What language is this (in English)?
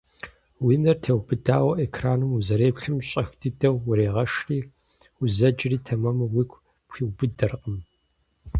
Kabardian